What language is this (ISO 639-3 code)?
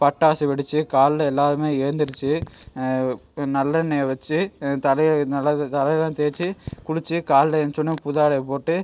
tam